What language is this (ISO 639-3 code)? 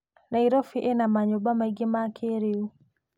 kik